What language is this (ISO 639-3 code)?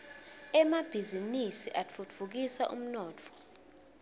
ssw